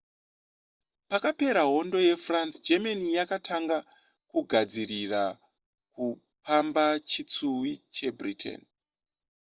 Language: Shona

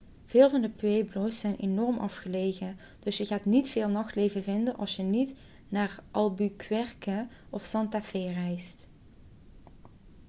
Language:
Dutch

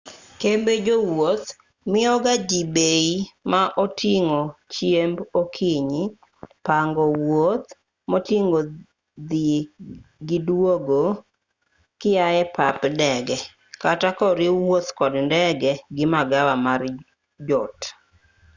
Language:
Luo (Kenya and Tanzania)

